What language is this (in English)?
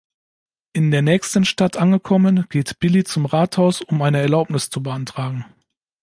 German